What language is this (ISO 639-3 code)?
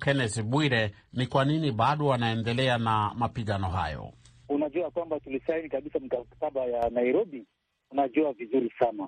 swa